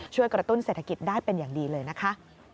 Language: Thai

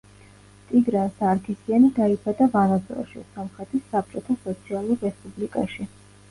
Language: Georgian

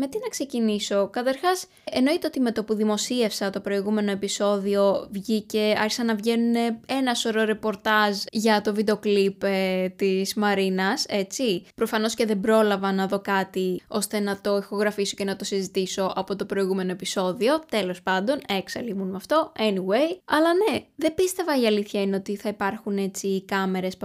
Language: Greek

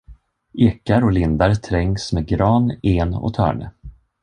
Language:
Swedish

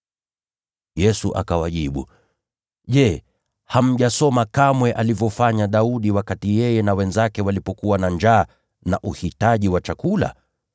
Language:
Swahili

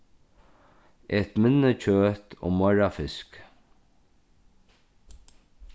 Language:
Faroese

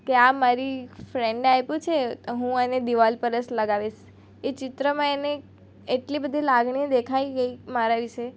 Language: Gujarati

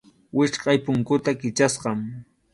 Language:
Arequipa-La Unión Quechua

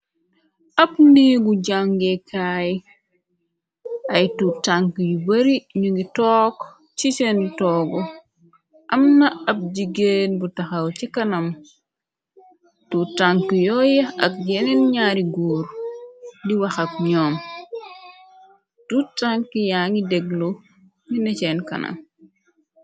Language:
Wolof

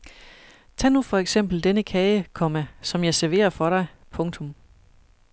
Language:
Danish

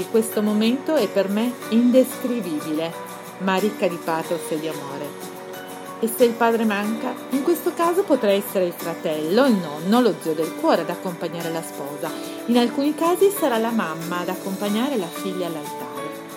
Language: Italian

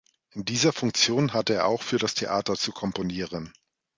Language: German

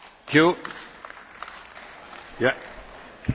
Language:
German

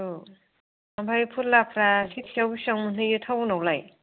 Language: Bodo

